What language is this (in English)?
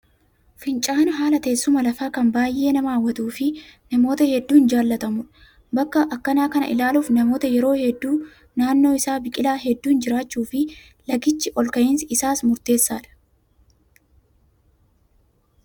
Oromo